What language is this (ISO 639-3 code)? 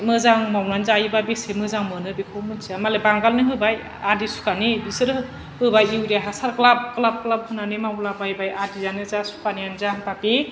brx